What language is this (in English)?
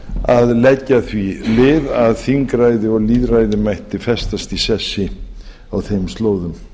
Icelandic